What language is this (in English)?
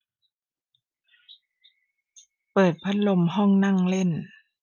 Thai